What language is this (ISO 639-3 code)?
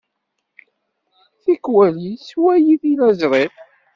kab